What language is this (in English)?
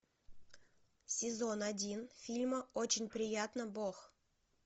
Russian